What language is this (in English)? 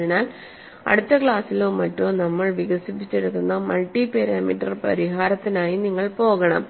Malayalam